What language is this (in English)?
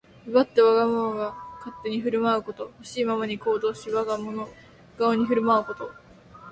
Japanese